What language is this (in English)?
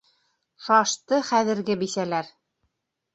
Bashkir